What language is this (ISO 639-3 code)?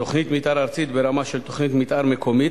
heb